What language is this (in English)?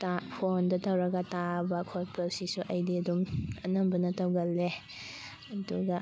Manipuri